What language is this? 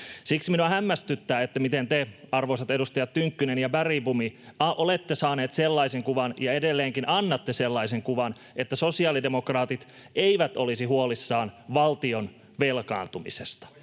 Finnish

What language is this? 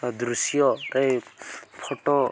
Odia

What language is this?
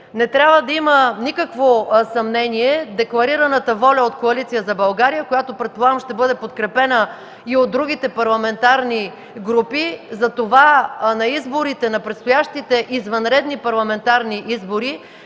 Bulgarian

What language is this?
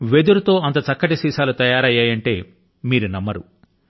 Telugu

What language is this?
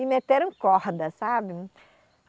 Portuguese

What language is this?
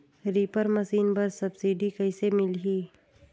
Chhattisgarhi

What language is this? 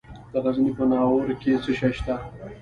Pashto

